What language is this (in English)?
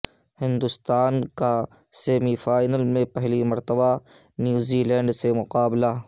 Urdu